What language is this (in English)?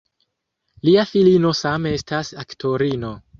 Esperanto